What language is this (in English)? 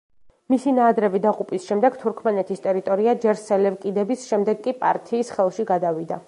Georgian